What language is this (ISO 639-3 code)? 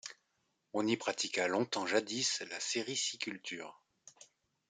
fra